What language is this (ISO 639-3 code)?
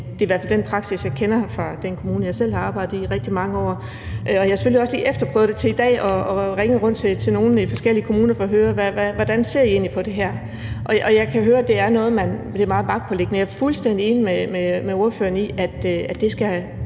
dan